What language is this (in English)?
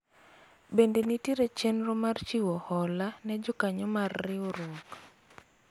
Luo (Kenya and Tanzania)